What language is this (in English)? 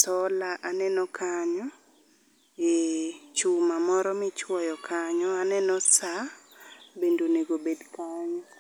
Luo (Kenya and Tanzania)